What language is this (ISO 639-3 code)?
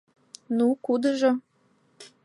chm